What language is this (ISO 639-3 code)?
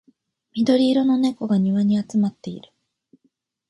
jpn